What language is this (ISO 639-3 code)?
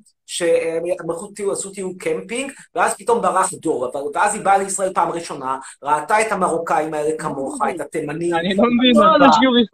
heb